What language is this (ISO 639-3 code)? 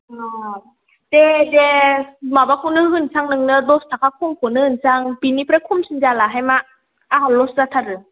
brx